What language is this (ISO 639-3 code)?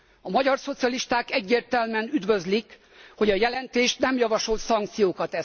hun